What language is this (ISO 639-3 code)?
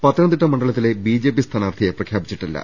mal